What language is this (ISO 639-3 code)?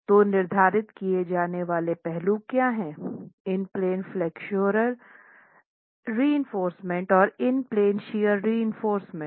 hin